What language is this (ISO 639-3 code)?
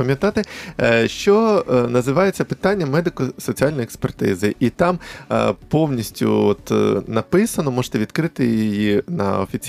ukr